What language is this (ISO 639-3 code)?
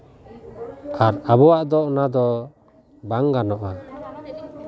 sat